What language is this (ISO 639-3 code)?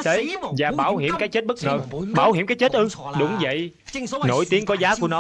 vie